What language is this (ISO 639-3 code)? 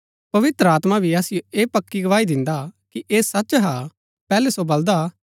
gbk